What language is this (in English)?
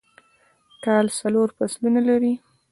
Pashto